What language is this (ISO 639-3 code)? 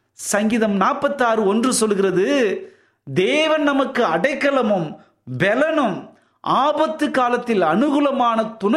tam